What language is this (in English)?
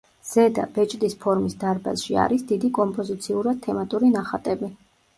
Georgian